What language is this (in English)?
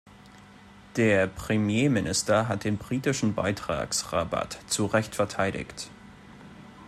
German